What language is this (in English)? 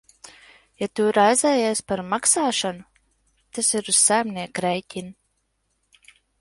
Latvian